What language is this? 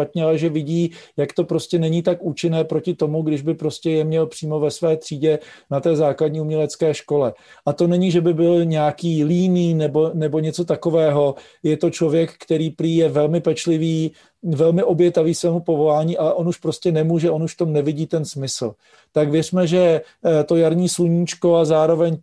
Czech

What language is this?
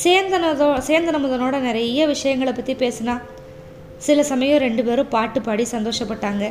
Tamil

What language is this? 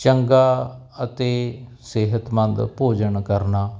Punjabi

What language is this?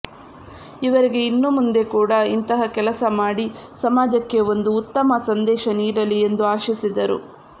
Kannada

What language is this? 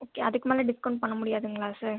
Tamil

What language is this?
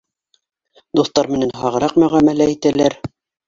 Bashkir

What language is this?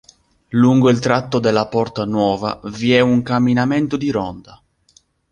Italian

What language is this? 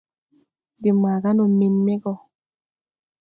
Tupuri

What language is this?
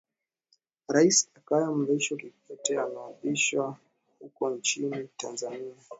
Swahili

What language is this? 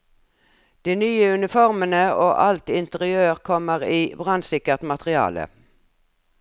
Norwegian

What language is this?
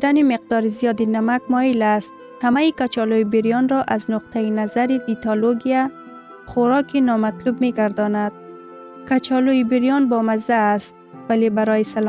Persian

